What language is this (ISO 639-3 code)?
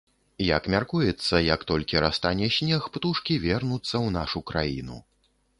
bel